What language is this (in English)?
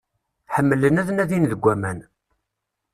Kabyle